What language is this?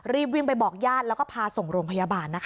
Thai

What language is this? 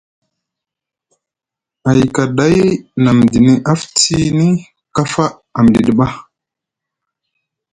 Musgu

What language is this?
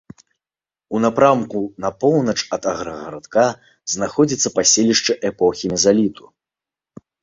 Belarusian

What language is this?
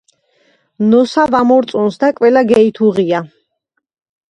Georgian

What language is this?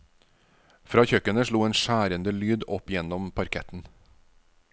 Norwegian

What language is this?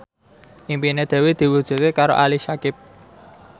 Javanese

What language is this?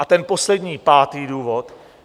Czech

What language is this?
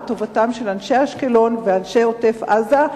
Hebrew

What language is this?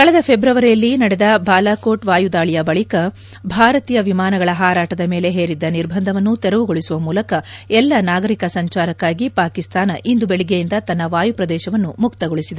Kannada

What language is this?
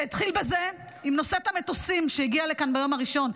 Hebrew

